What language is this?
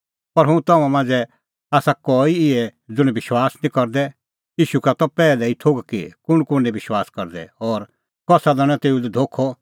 Kullu Pahari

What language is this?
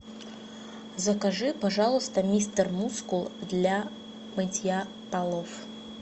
Russian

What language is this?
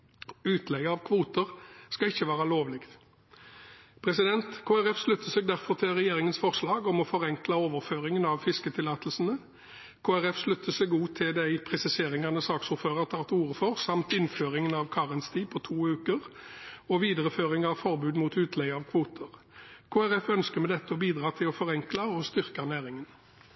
Norwegian Bokmål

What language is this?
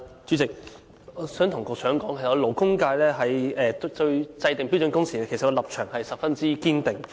Cantonese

